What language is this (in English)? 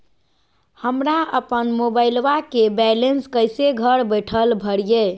Magahi